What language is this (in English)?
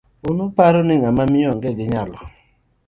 Luo (Kenya and Tanzania)